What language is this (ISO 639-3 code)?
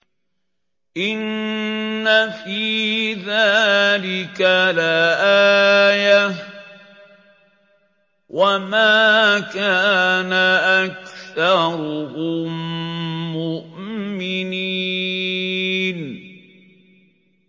ara